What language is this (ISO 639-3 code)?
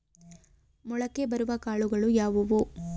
kan